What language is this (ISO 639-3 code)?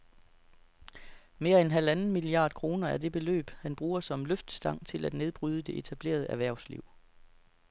dan